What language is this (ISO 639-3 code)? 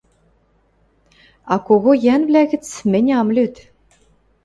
mrj